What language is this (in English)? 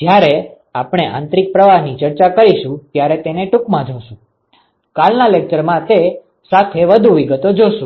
Gujarati